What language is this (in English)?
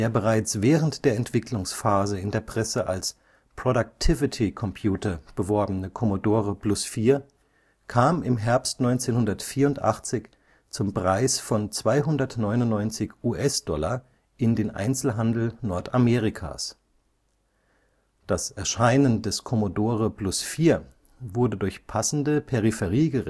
German